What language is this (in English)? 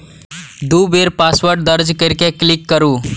Maithili